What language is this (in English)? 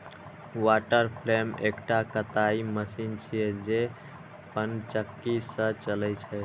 Maithili